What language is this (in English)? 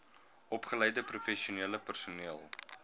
Afrikaans